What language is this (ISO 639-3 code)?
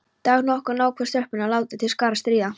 isl